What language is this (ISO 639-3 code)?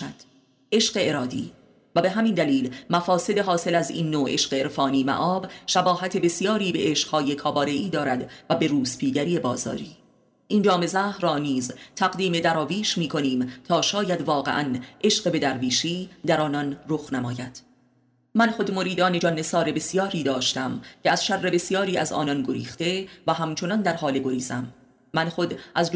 fas